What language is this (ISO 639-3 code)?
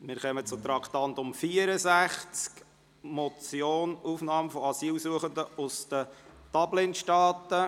gsw